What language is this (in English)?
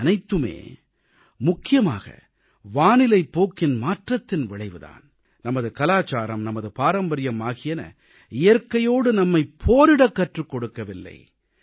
Tamil